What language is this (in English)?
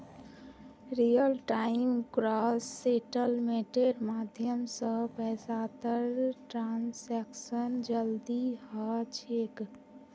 Magahi